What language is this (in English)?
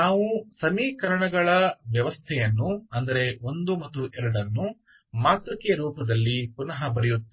Kannada